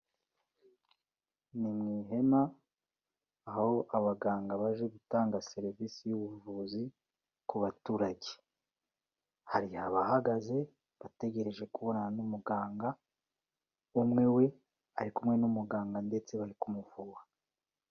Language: Kinyarwanda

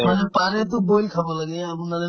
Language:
Assamese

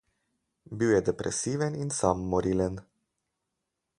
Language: Slovenian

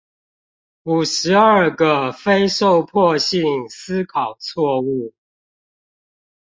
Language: Chinese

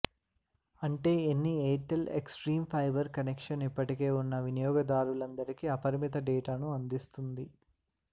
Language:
Telugu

